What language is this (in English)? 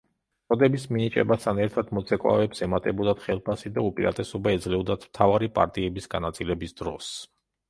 Georgian